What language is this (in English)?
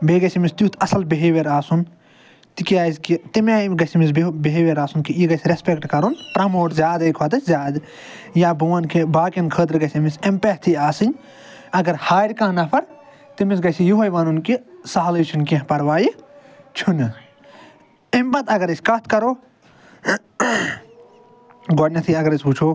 Kashmiri